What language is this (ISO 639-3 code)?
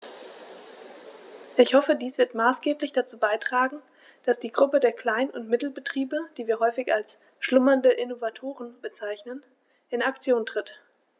deu